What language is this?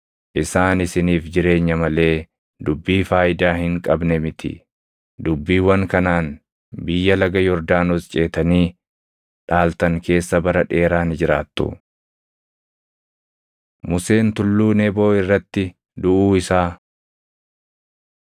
Oromo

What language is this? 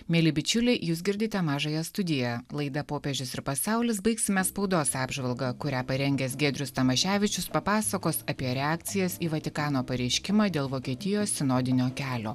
Lithuanian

